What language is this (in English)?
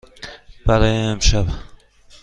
Persian